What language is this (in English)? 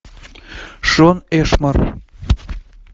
Russian